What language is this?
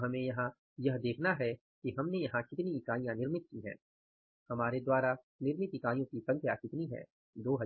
Hindi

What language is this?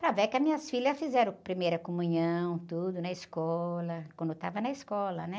Portuguese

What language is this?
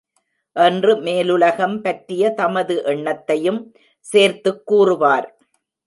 Tamil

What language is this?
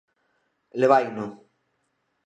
Galician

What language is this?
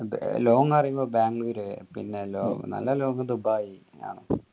Malayalam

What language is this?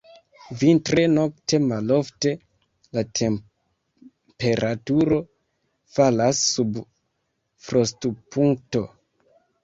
Esperanto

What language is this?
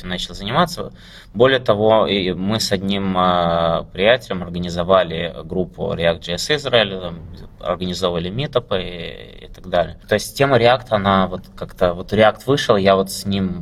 Russian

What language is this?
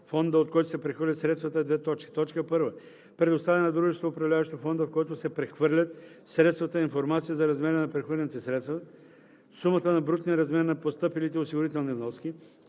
Bulgarian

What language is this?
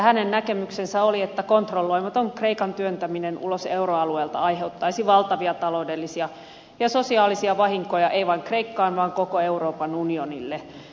Finnish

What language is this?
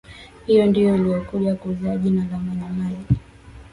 Swahili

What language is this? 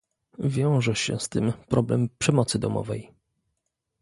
Polish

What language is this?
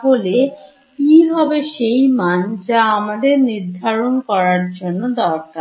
Bangla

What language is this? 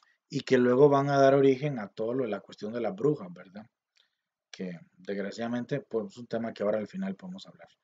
Spanish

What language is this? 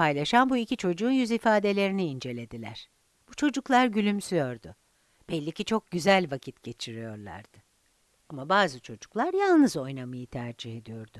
Turkish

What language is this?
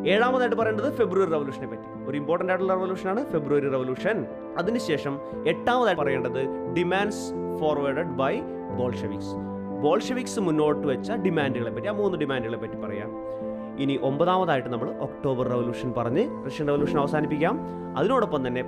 Malayalam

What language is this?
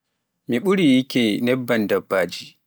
Pular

